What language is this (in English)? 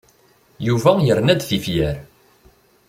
Kabyle